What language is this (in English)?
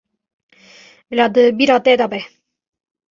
Kurdish